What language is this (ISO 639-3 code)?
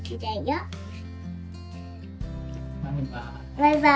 jpn